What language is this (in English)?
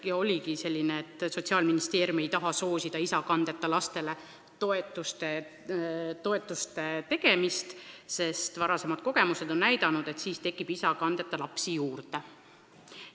Estonian